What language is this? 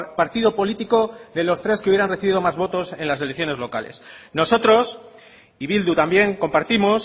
Spanish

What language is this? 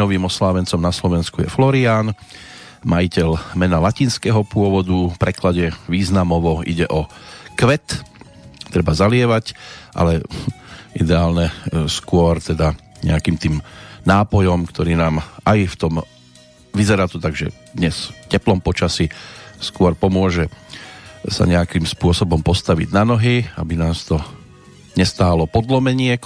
Slovak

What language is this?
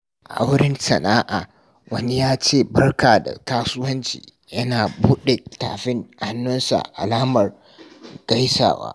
Hausa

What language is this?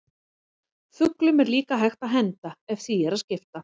Icelandic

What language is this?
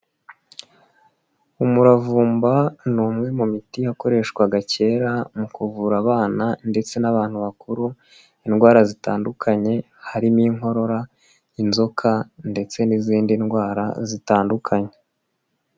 Kinyarwanda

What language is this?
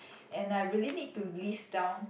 English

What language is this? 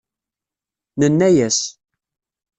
Kabyle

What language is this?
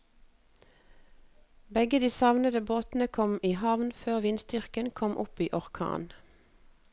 Norwegian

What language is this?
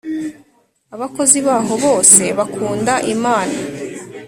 Kinyarwanda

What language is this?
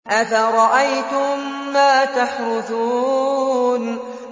Arabic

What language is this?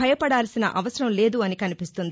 Telugu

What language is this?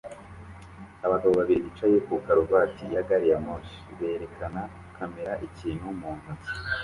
Kinyarwanda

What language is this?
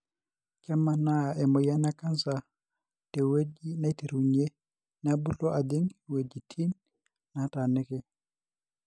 Masai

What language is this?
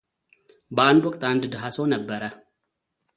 Amharic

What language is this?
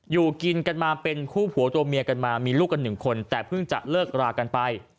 Thai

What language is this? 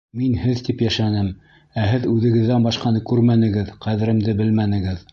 Bashkir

